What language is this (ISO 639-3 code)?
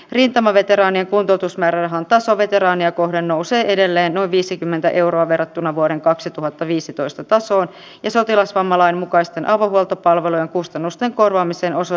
fin